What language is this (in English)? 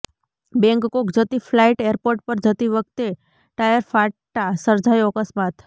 Gujarati